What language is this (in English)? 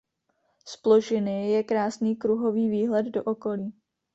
Czech